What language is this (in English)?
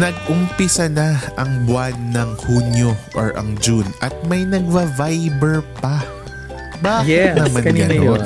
Filipino